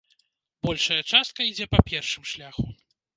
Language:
Belarusian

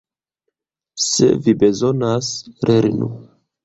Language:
Esperanto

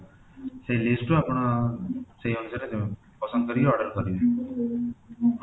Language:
Odia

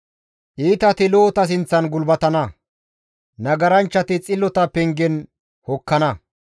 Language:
Gamo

